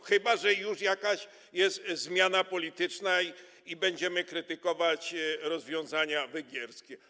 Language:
Polish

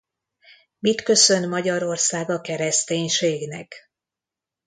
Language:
Hungarian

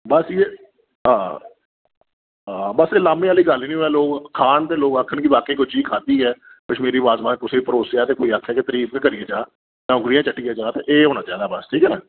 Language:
Dogri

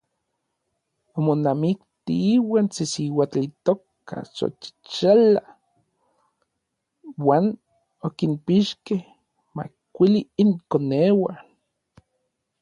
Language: Orizaba Nahuatl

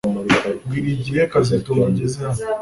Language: Kinyarwanda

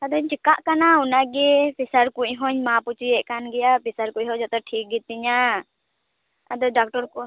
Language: Santali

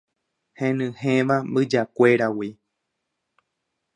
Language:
Guarani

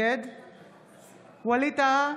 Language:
Hebrew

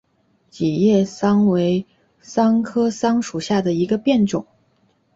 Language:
Chinese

